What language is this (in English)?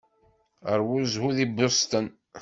Kabyle